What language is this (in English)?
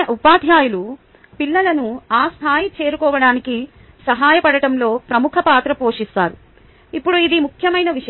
Telugu